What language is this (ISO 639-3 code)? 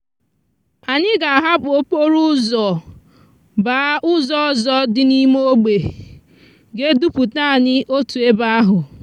ibo